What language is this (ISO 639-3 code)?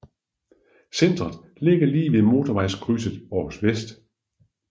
dan